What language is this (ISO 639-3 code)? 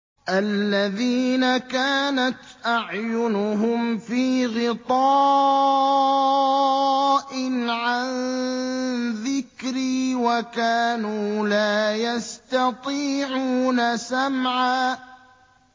ara